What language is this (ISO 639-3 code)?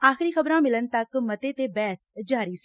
pan